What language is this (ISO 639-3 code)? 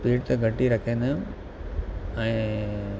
snd